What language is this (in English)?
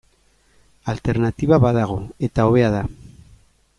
Basque